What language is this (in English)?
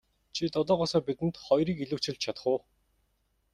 Mongolian